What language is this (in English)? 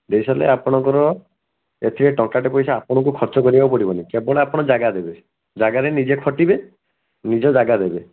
Odia